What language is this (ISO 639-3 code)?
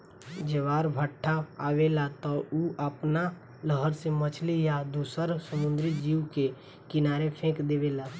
bho